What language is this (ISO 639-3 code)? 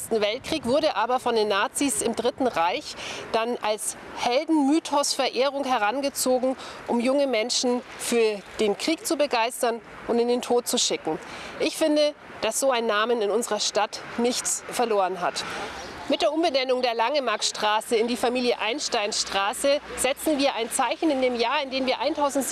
deu